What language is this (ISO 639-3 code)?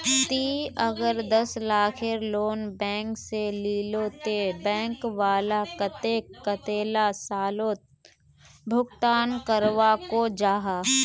mag